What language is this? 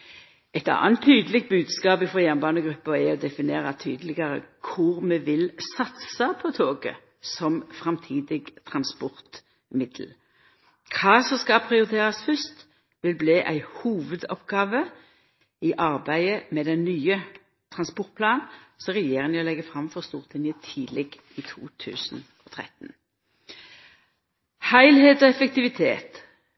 Norwegian Nynorsk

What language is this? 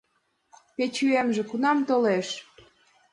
Mari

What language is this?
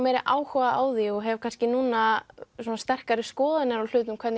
Icelandic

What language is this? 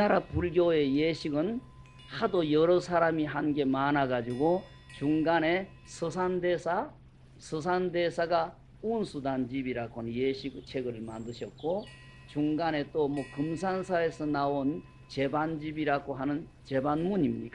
Korean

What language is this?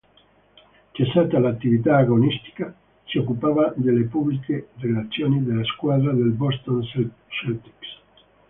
Italian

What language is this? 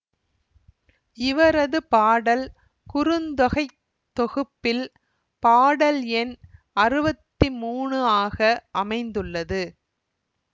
Tamil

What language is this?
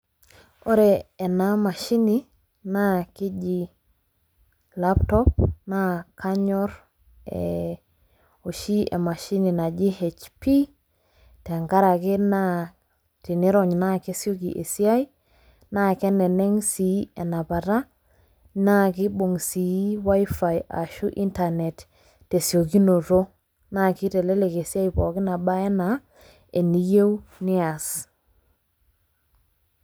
Masai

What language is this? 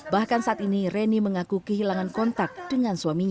Indonesian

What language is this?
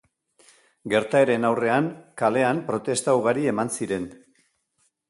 Basque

